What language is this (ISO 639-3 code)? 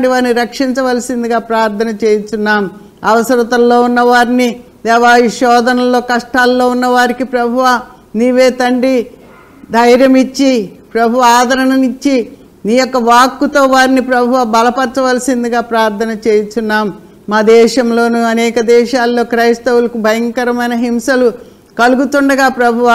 tel